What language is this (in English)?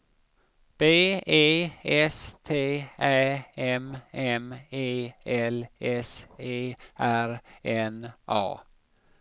Swedish